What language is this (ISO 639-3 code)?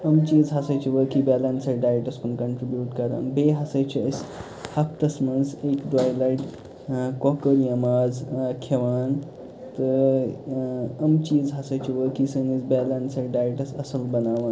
kas